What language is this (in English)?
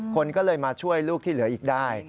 Thai